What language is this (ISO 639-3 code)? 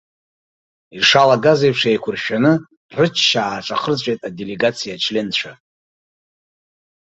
abk